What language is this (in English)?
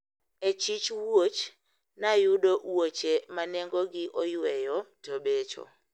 Luo (Kenya and Tanzania)